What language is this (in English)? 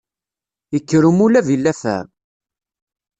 Kabyle